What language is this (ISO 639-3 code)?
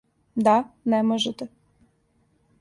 srp